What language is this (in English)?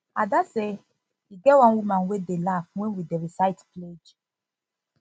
Nigerian Pidgin